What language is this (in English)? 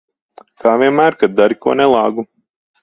Latvian